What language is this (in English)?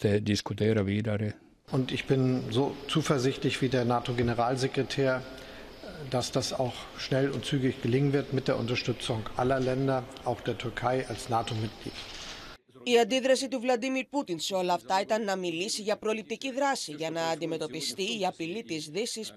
Greek